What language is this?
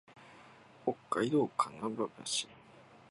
Japanese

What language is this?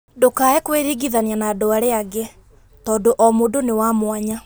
Kikuyu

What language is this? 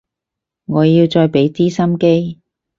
Cantonese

